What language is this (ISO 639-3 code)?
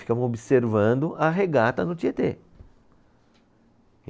por